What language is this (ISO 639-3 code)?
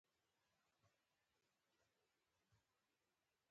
pus